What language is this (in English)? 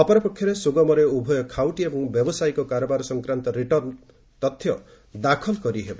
Odia